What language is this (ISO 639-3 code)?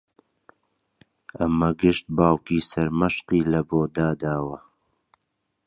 ckb